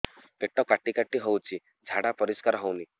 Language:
Odia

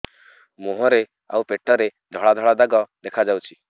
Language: Odia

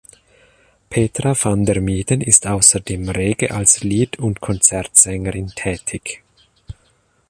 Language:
German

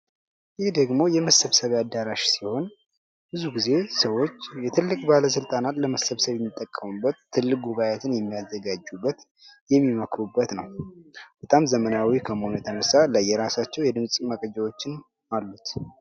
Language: Amharic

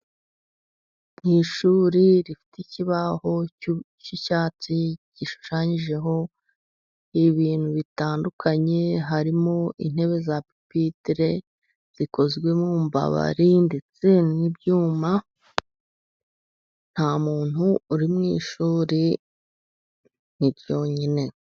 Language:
Kinyarwanda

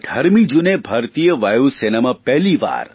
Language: Gujarati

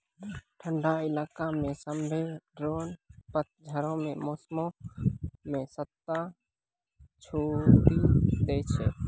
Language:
Maithili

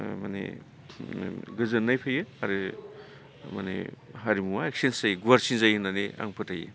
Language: Bodo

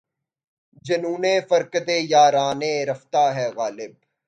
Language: Urdu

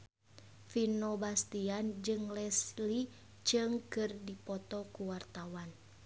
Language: Sundanese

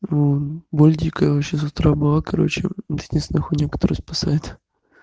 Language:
Russian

